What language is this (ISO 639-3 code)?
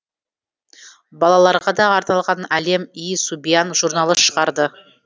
kaz